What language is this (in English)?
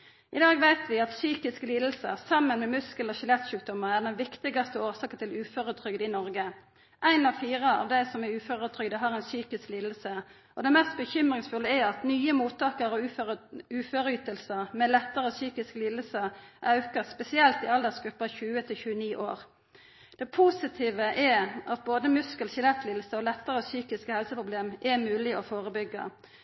Norwegian Nynorsk